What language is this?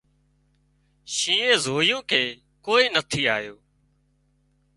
Wadiyara Koli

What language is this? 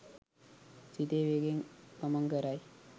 Sinhala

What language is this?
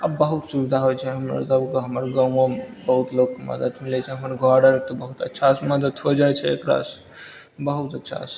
Maithili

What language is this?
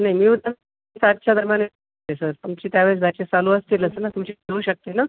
Marathi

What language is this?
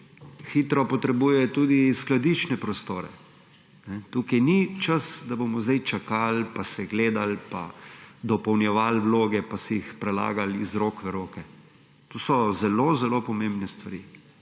Slovenian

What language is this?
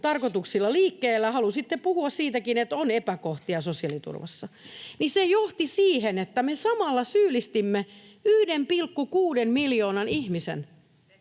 Finnish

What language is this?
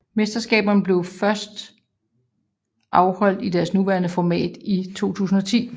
Danish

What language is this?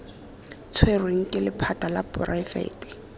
Tswana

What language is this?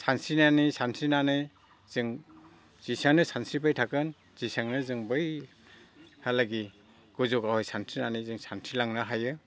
Bodo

